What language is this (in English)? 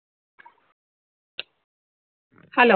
Tamil